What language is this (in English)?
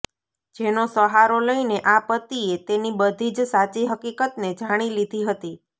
Gujarati